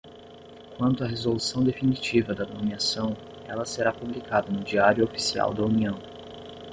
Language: Portuguese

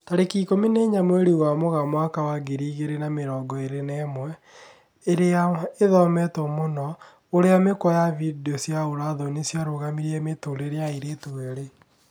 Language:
Kikuyu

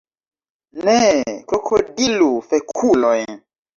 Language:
Esperanto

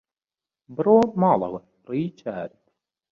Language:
Central Kurdish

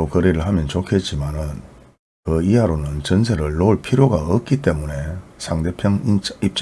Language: Korean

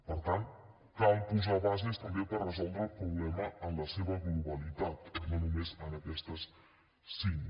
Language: Catalan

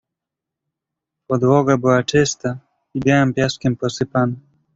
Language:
Polish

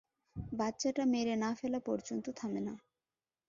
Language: Bangla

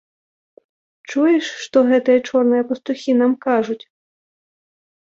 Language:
Belarusian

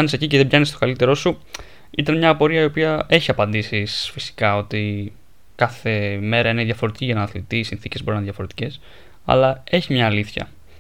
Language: Greek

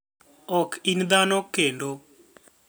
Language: Luo (Kenya and Tanzania)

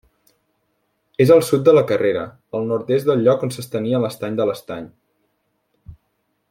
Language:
Catalan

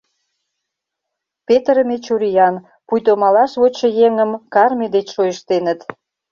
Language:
Mari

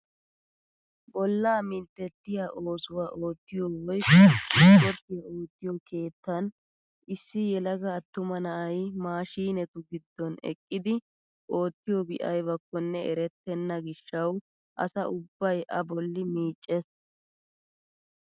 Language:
Wolaytta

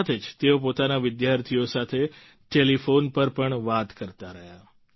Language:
Gujarati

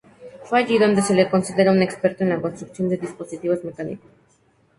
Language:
Spanish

